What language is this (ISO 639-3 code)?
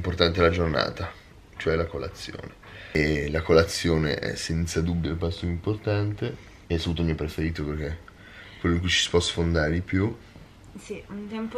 ita